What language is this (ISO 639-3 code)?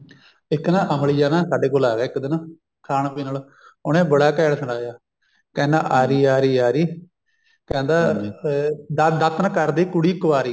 pan